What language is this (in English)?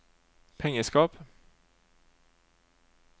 Norwegian